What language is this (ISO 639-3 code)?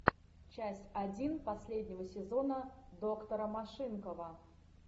rus